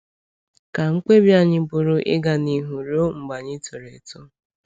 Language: Igbo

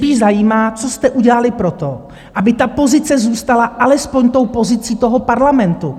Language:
Czech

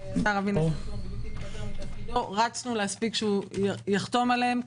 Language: Hebrew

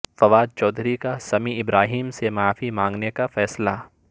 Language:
Urdu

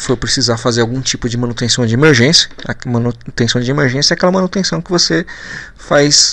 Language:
Portuguese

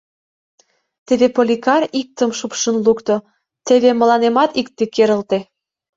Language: Mari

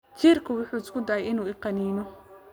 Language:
Somali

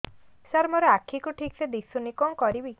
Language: Odia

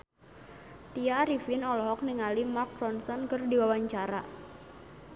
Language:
Sundanese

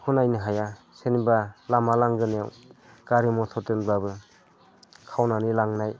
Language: Bodo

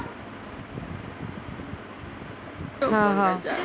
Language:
Marathi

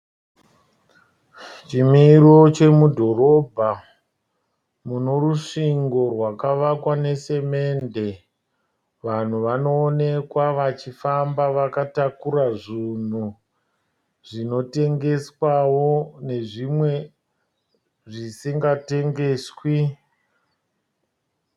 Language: Shona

